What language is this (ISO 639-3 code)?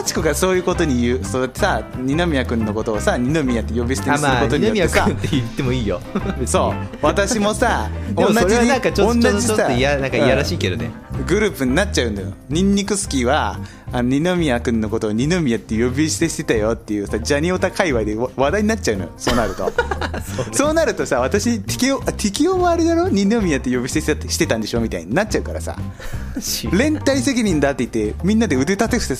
jpn